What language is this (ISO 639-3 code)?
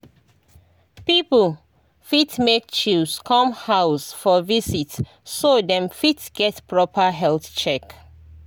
pcm